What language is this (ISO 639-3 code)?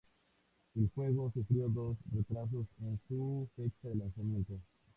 spa